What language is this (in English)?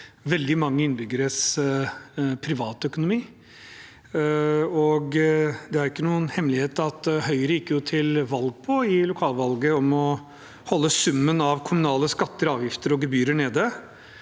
Norwegian